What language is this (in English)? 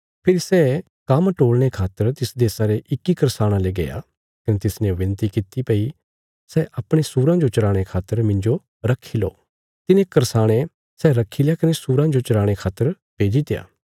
Bilaspuri